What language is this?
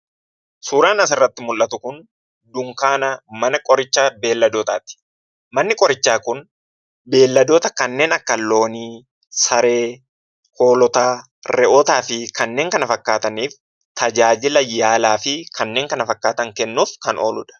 Oromo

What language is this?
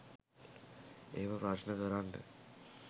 Sinhala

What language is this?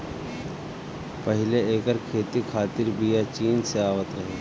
Bhojpuri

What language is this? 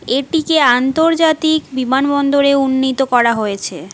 Bangla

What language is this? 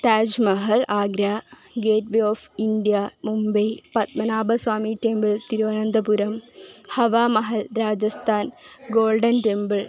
Malayalam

